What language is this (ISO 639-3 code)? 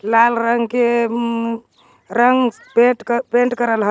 mag